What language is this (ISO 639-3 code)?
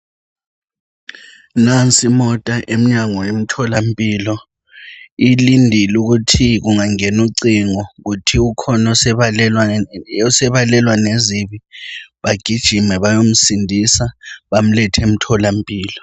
nde